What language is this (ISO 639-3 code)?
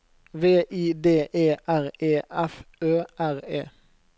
nor